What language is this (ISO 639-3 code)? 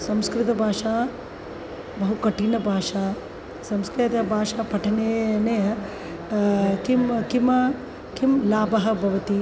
san